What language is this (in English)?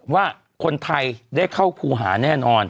Thai